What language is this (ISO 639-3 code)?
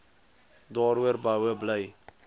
afr